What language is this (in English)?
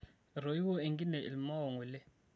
Masai